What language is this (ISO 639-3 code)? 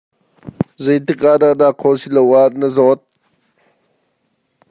cnh